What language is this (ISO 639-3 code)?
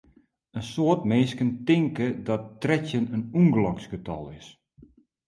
fry